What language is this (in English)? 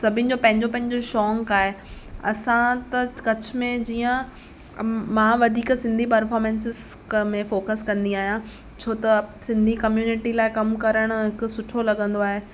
Sindhi